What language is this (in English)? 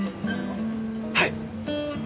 Japanese